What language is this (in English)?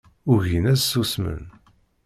Kabyle